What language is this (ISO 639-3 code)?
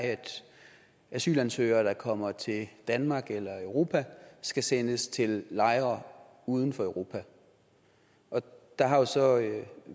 dan